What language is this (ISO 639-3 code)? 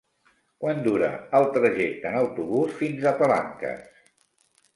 cat